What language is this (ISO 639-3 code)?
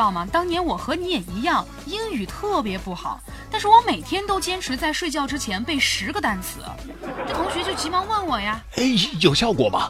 zho